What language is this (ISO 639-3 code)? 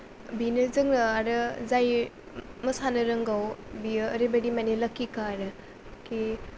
brx